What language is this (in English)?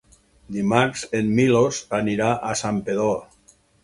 Catalan